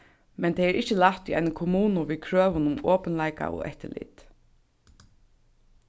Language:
Faroese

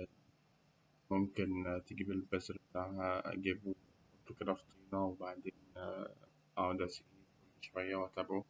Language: Egyptian Arabic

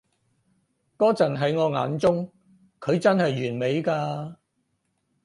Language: Cantonese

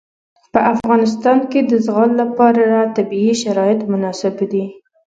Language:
Pashto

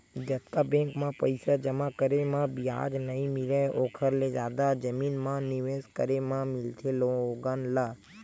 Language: Chhattisgarhi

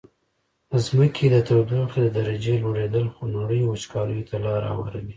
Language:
Pashto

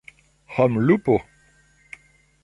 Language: Esperanto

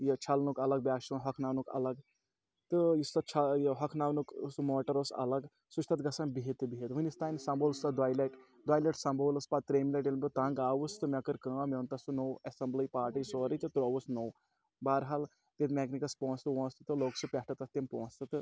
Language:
Kashmiri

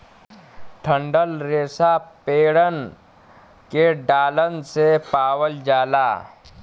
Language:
Bhojpuri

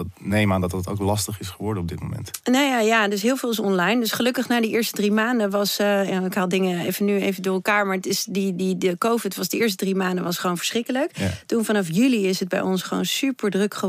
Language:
Dutch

